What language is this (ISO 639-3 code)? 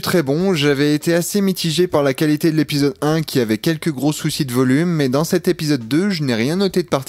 fra